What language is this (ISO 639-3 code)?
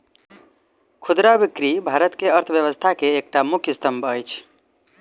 mai